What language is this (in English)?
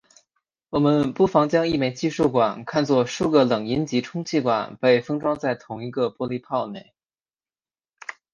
Chinese